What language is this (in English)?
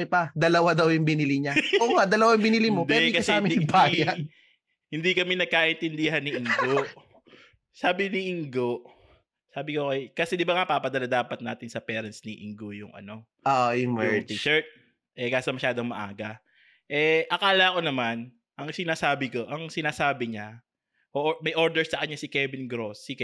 Filipino